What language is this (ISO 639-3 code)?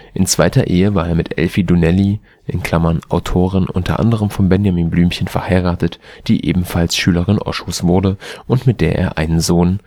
deu